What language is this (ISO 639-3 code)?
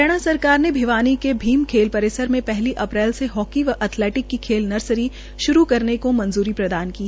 hin